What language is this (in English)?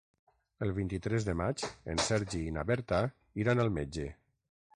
Catalan